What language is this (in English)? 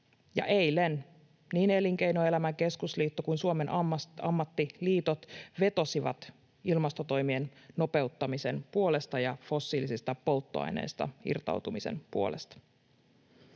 Finnish